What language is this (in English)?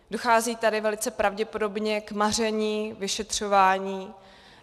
Czech